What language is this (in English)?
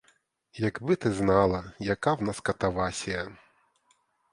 Ukrainian